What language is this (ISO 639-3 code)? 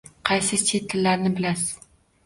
uzb